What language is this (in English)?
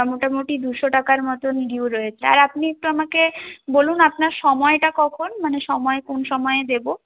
Bangla